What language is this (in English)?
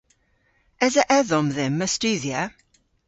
Cornish